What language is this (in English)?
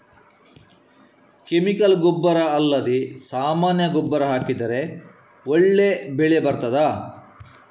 Kannada